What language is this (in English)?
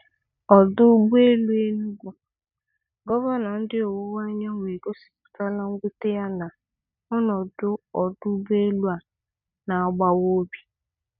Igbo